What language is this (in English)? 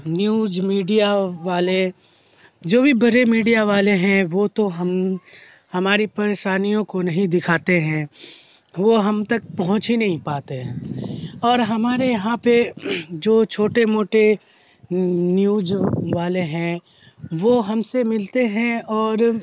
Urdu